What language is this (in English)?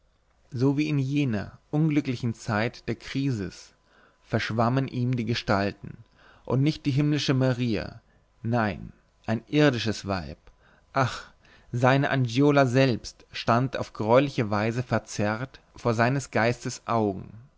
German